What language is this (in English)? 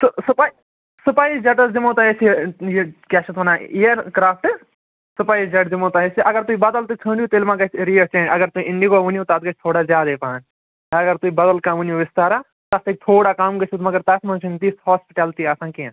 Kashmiri